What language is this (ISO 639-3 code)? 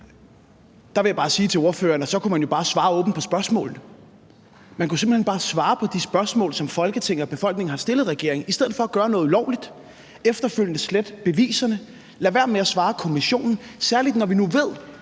dan